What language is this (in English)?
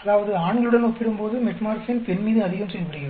Tamil